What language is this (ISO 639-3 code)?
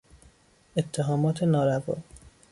fas